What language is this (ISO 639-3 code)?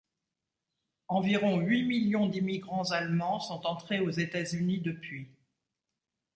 fra